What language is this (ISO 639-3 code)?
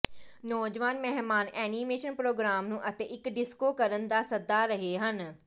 pan